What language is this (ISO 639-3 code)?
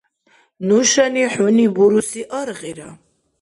dar